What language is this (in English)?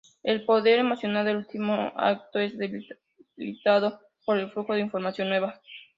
Spanish